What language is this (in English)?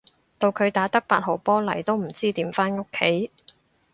Cantonese